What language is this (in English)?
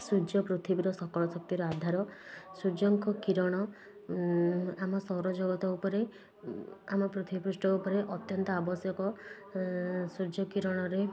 Odia